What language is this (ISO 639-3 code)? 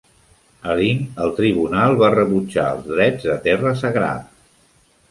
cat